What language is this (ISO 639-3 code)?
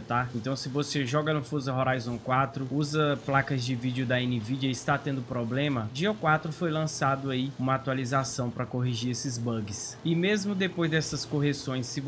por